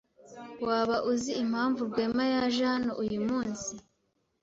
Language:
Kinyarwanda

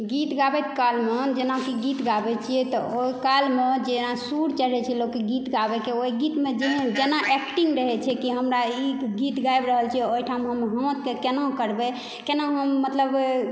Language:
Maithili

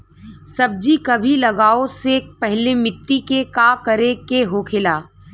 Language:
Bhojpuri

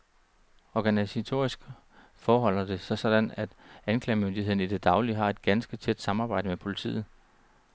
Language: Danish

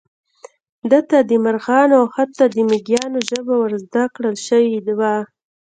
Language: Pashto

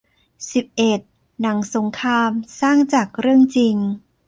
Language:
Thai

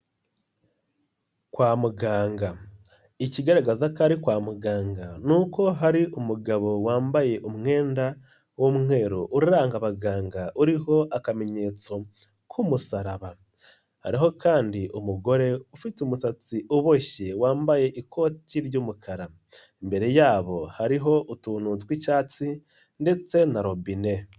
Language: Kinyarwanda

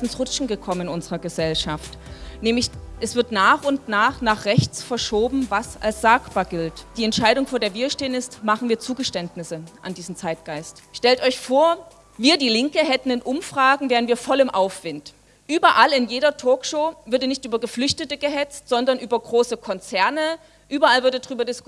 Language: German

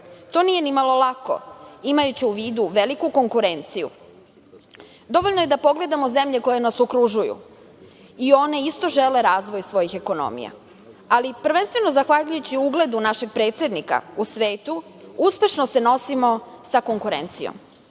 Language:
Serbian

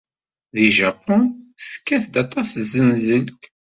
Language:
Kabyle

